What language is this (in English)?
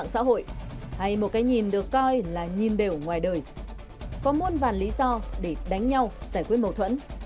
Vietnamese